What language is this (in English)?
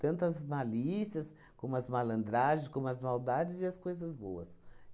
Portuguese